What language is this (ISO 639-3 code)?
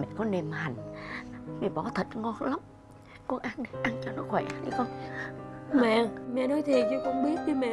vie